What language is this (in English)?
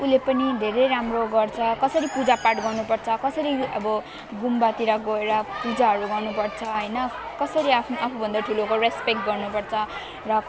Nepali